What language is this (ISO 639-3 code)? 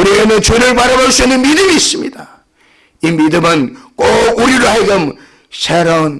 kor